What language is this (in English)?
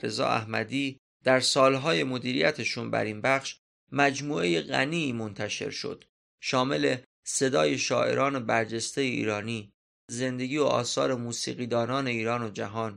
Persian